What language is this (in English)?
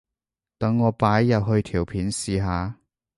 Cantonese